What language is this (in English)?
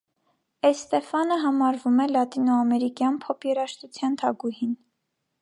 Armenian